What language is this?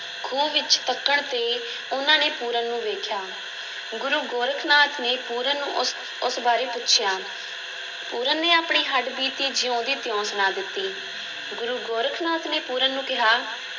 Punjabi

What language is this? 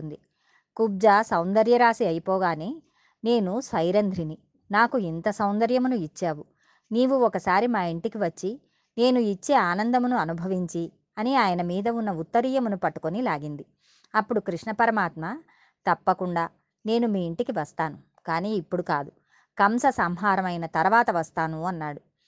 Telugu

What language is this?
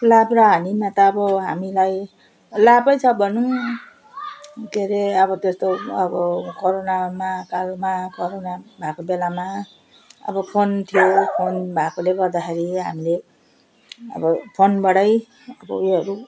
Nepali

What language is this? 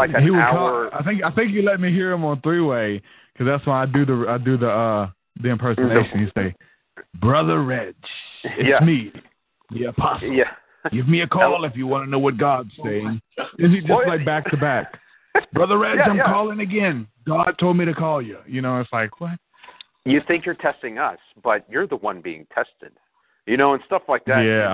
English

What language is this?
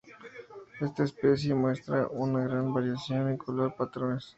Spanish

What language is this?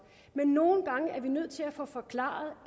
Danish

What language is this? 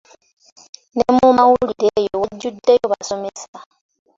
Ganda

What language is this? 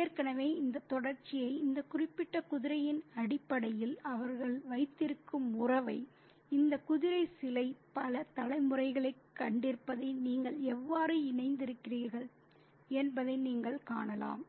Tamil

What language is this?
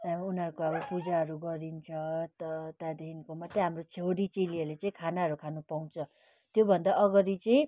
Nepali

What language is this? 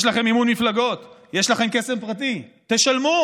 Hebrew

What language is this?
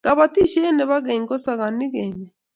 Kalenjin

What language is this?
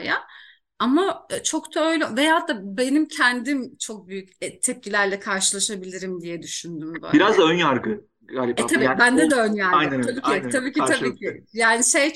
Turkish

